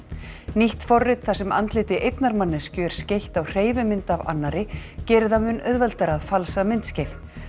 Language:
Icelandic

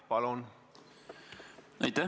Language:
Estonian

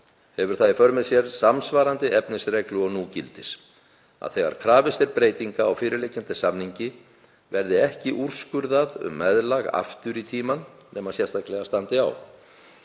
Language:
Icelandic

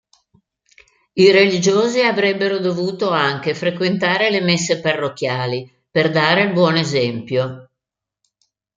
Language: Italian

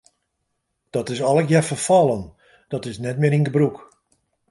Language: Western Frisian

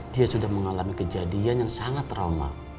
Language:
Indonesian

